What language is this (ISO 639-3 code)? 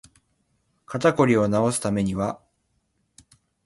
jpn